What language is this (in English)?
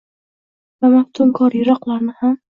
Uzbek